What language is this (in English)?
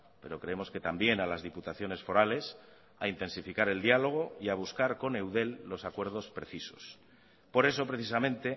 Spanish